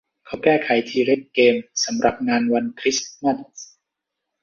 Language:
Thai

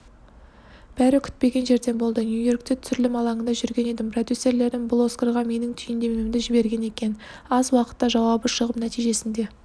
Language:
Kazakh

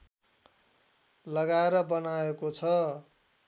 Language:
Nepali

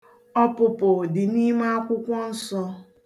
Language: Igbo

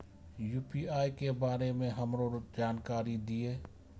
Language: Maithili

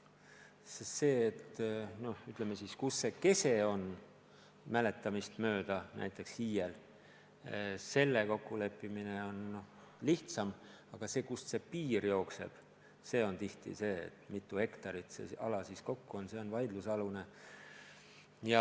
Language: Estonian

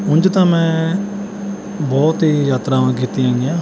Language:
Punjabi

